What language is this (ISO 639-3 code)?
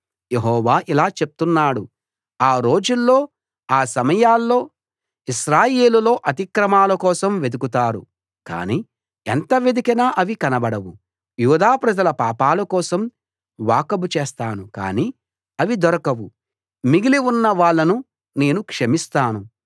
tel